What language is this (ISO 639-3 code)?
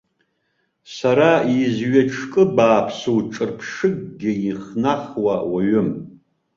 abk